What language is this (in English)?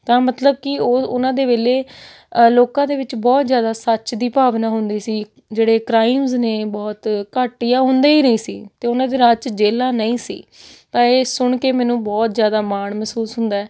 Punjabi